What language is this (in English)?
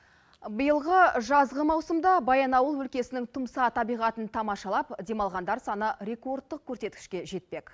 Kazakh